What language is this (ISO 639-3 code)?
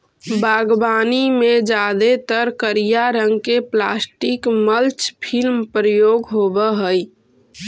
mag